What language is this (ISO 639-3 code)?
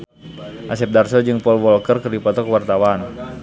sun